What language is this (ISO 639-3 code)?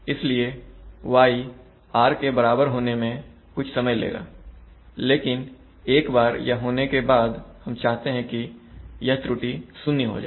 hin